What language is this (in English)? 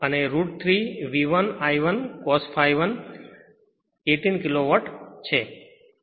Gujarati